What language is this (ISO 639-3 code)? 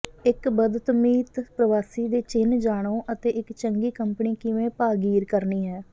pan